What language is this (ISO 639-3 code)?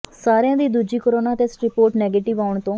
pan